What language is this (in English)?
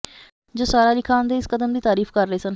Punjabi